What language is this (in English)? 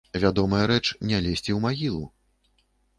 Belarusian